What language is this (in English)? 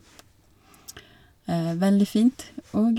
Norwegian